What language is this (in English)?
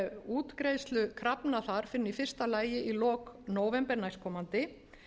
Icelandic